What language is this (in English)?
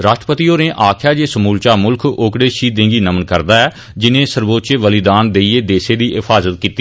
Dogri